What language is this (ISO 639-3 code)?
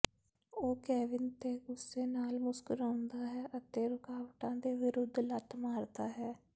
pan